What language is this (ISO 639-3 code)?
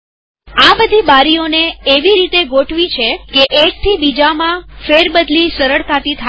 guj